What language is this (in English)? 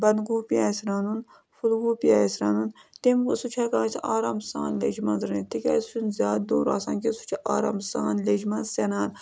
Kashmiri